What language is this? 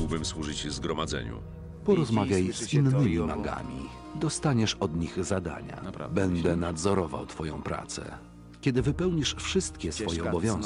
Polish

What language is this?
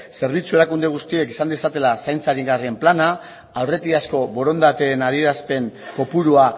Basque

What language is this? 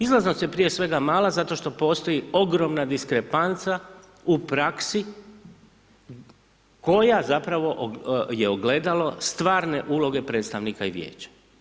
Croatian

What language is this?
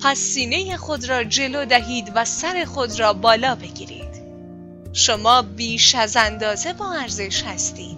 Persian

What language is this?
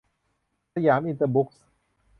Thai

